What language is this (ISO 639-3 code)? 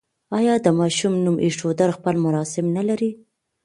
pus